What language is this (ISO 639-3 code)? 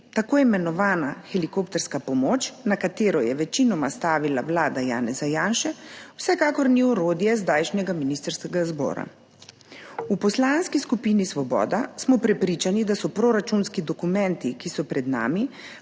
slv